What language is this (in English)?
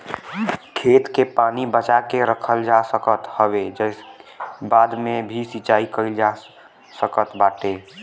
Bhojpuri